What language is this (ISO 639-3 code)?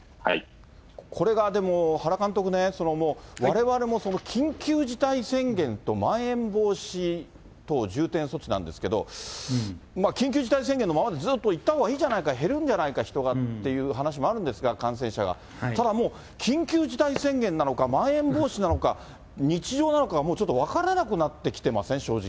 jpn